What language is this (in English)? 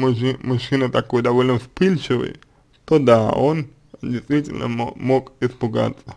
Russian